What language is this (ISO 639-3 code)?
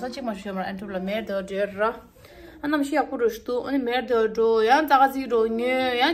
tur